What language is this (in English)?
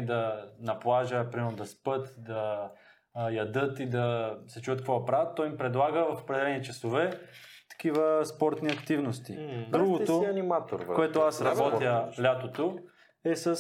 Bulgarian